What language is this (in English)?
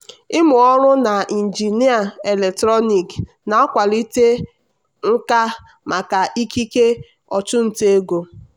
Igbo